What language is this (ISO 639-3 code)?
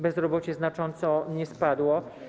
pol